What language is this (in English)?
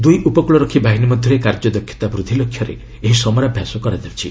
Odia